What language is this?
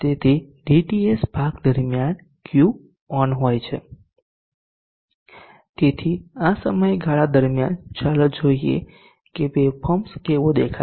Gujarati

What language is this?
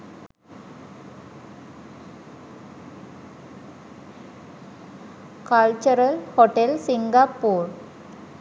Sinhala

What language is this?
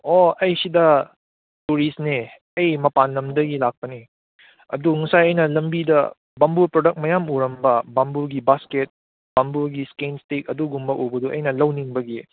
Manipuri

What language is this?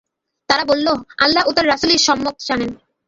Bangla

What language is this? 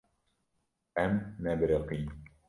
Kurdish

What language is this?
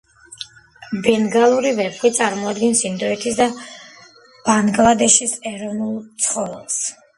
Georgian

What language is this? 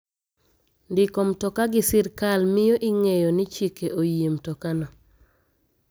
Luo (Kenya and Tanzania)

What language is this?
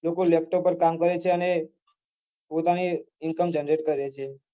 Gujarati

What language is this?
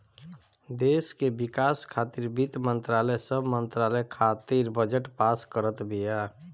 Bhojpuri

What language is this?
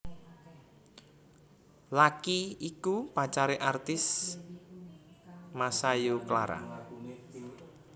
Javanese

